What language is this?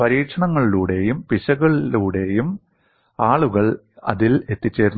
Malayalam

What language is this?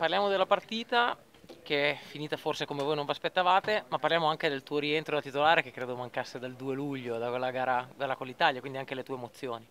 Italian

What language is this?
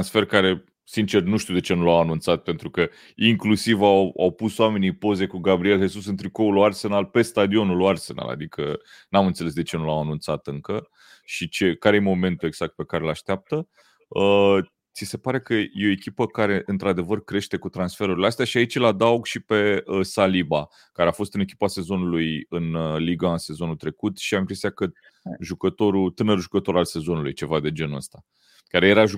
Romanian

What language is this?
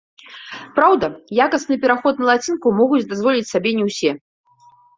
Belarusian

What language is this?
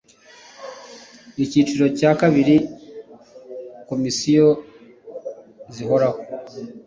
Kinyarwanda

